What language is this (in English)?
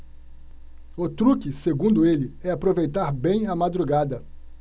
Portuguese